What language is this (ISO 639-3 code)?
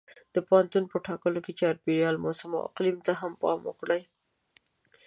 pus